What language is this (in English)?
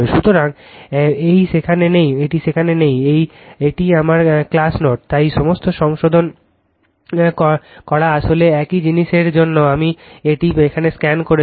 Bangla